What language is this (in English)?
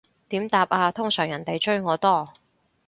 Cantonese